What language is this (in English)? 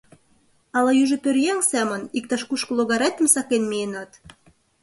Mari